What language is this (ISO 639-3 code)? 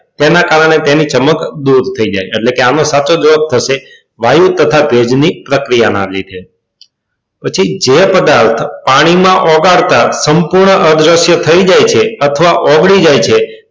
guj